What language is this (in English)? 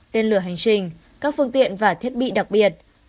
Vietnamese